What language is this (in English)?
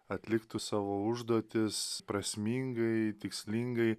Lithuanian